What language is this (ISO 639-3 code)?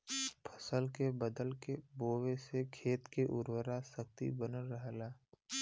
bho